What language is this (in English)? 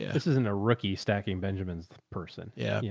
English